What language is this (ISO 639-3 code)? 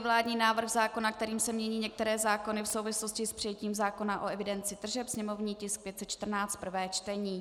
ces